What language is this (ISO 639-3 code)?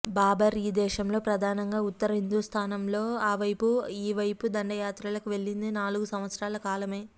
tel